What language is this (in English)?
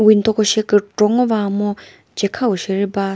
Chokri Naga